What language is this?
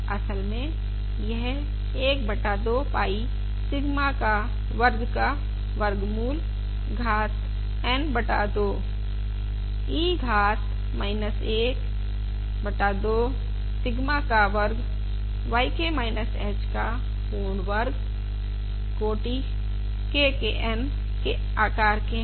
Hindi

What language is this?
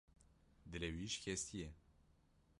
Kurdish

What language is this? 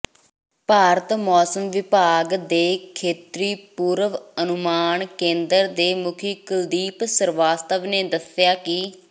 Punjabi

